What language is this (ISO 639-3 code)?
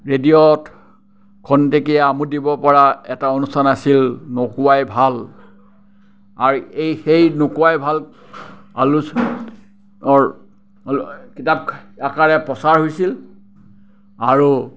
asm